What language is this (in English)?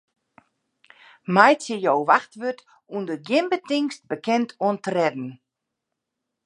Western Frisian